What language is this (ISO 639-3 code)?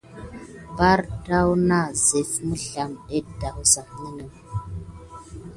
gid